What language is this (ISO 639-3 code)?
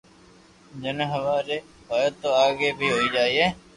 lrk